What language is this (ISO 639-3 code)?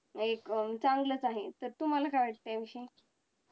mar